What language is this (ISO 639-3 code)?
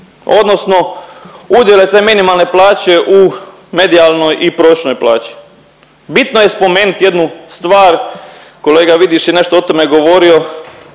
hrv